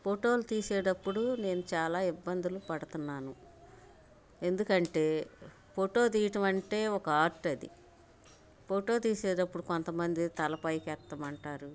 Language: Telugu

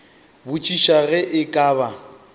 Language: Northern Sotho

